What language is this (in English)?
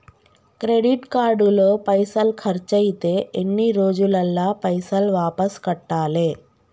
Telugu